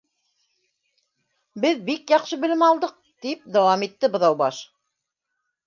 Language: Bashkir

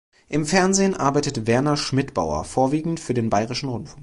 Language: German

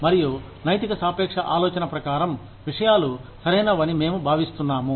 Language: Telugu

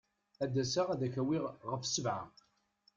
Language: Kabyle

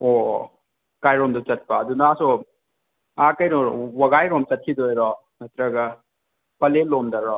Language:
Manipuri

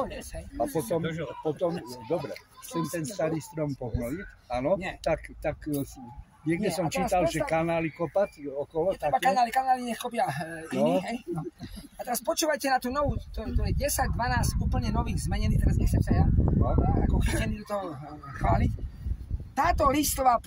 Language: Polish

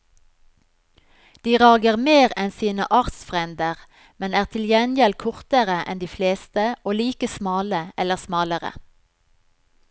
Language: Norwegian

